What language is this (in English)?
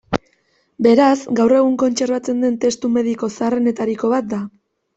Basque